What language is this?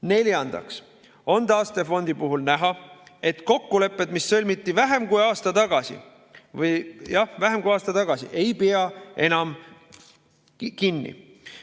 Estonian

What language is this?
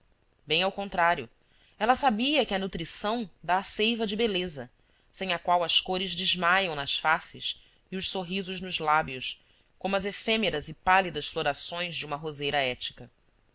Portuguese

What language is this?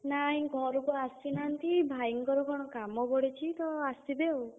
Odia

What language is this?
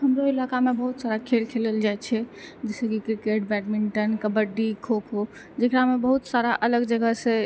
Maithili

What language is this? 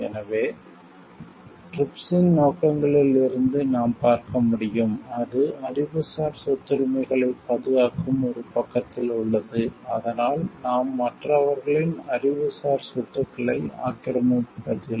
Tamil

